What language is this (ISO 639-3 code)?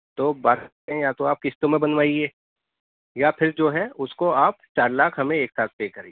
urd